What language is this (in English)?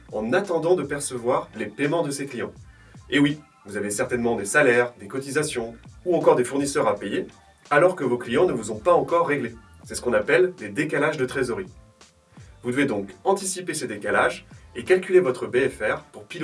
French